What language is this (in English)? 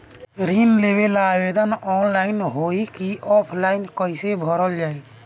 Bhojpuri